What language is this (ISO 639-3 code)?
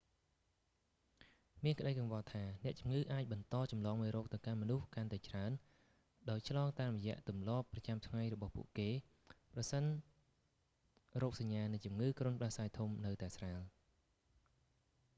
khm